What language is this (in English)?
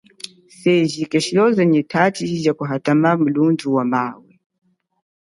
Chokwe